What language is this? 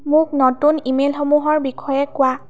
Assamese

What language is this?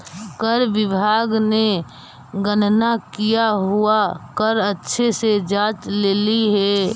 Magahi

